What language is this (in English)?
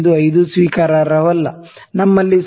Kannada